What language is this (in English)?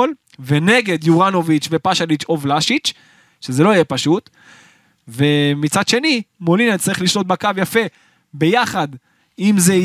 Hebrew